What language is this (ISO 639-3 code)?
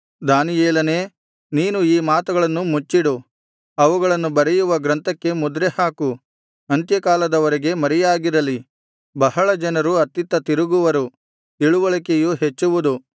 kan